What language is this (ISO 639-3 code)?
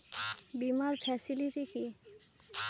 ben